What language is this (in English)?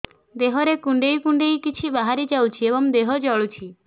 Odia